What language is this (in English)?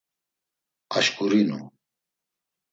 Laz